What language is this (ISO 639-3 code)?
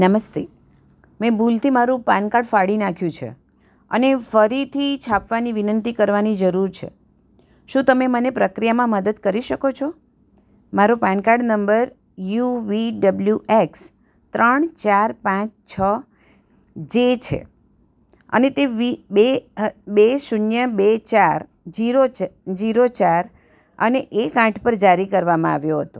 guj